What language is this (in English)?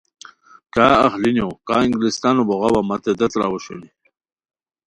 Khowar